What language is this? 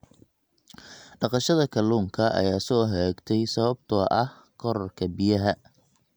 Somali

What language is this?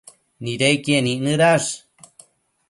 Matsés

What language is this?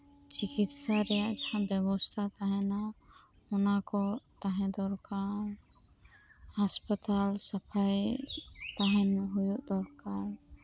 Santali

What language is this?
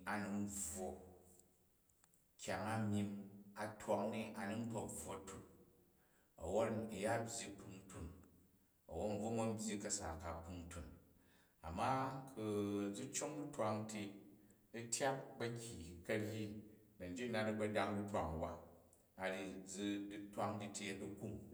Jju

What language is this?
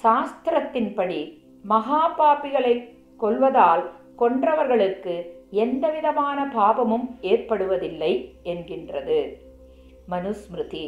Tamil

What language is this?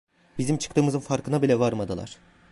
Turkish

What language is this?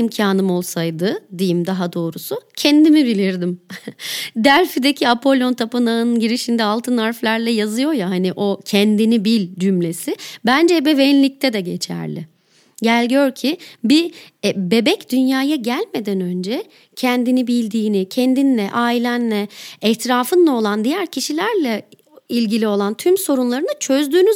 Turkish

